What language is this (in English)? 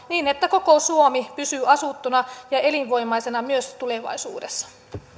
Finnish